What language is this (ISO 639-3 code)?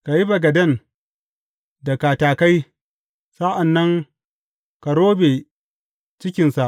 hau